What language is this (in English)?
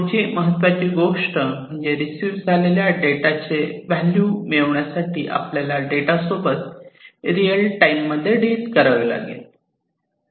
Marathi